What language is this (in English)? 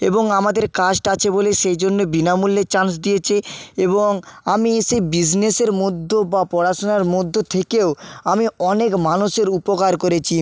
Bangla